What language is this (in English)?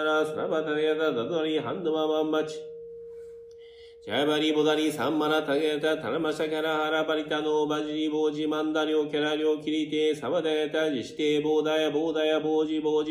Japanese